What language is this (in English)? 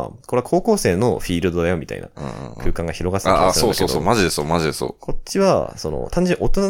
Japanese